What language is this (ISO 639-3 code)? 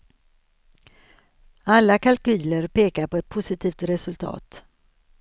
swe